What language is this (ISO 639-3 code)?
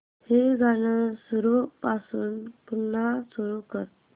mar